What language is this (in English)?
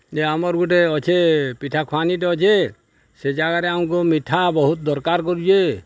Odia